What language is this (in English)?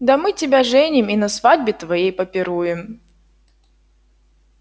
Russian